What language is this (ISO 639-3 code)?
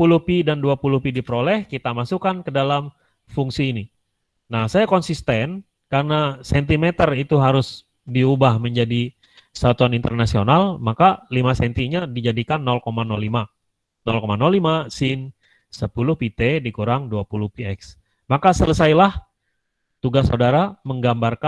ind